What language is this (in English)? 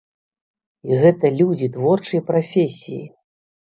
Belarusian